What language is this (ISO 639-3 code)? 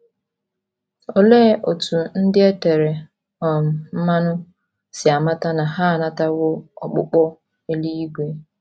ibo